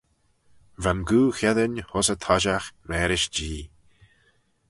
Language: Manx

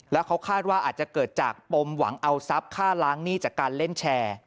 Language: Thai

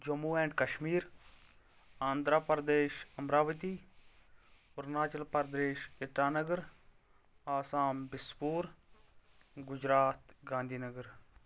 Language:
Kashmiri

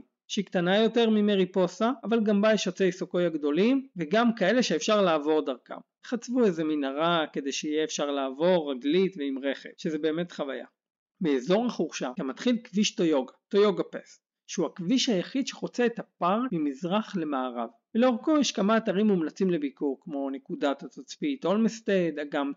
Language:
Hebrew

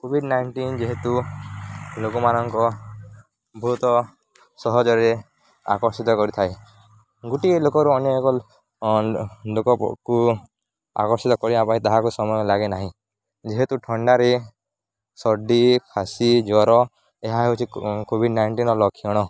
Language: Odia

